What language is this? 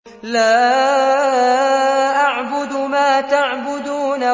Arabic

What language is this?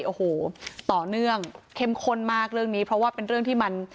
Thai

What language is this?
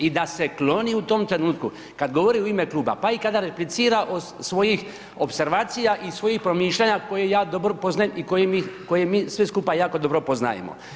Croatian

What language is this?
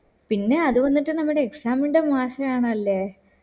Malayalam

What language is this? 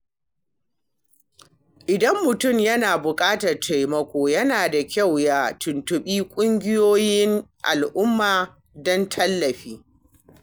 Hausa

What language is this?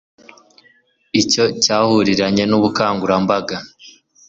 Kinyarwanda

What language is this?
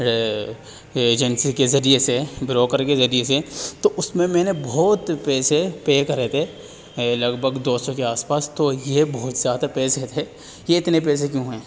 Urdu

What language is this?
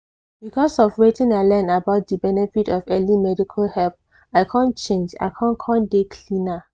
Nigerian Pidgin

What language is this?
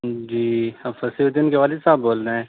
Urdu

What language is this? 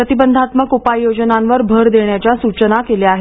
Marathi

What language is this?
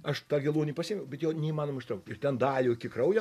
Lithuanian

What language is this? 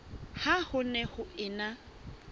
Southern Sotho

